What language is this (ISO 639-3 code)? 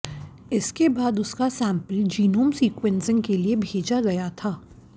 hin